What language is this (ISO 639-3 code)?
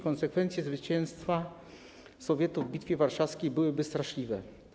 pol